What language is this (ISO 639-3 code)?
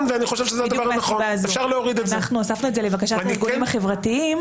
heb